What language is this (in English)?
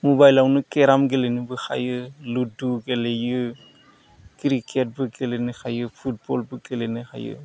Bodo